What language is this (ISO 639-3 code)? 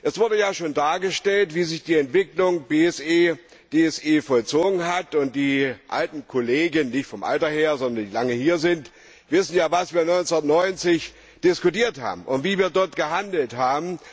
deu